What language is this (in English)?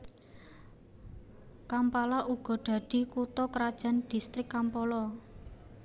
Javanese